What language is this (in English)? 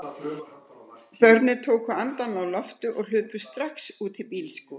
Icelandic